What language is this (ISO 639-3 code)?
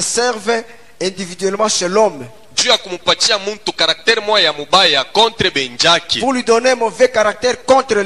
fra